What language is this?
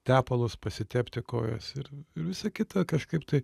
Lithuanian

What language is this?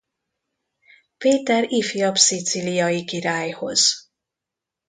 Hungarian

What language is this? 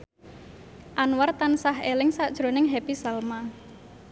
Javanese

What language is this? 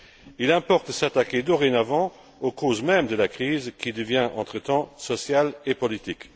French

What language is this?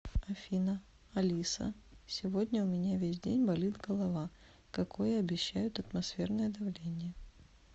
Russian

